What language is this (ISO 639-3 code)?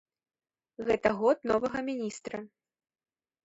bel